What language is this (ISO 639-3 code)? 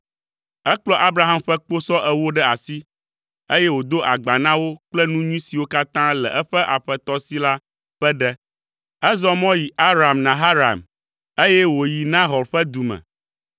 ewe